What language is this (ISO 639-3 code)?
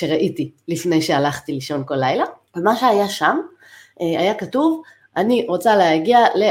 heb